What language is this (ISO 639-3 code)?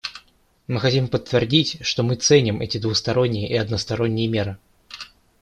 rus